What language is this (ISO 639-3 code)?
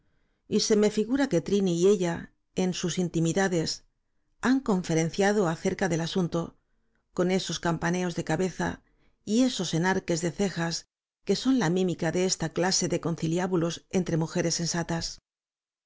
spa